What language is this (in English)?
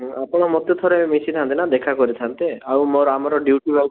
Odia